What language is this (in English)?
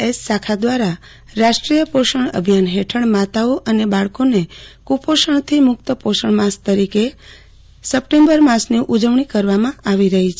Gujarati